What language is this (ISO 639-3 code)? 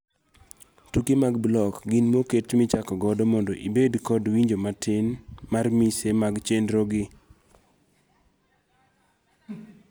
luo